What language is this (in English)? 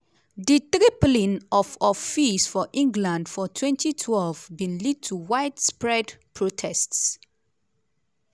Nigerian Pidgin